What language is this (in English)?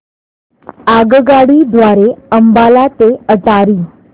Marathi